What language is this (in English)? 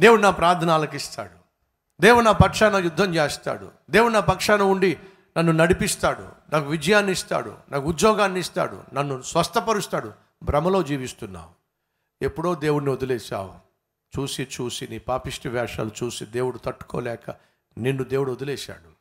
Telugu